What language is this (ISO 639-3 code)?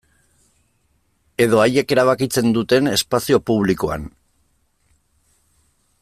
eus